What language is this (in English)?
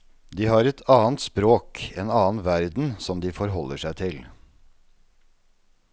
Norwegian